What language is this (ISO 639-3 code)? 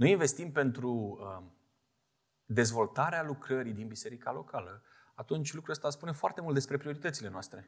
ron